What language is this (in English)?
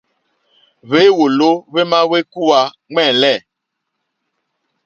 Mokpwe